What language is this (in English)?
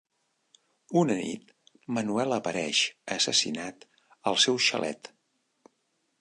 Catalan